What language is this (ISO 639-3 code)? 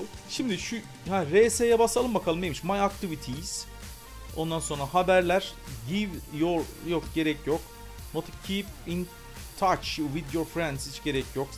tur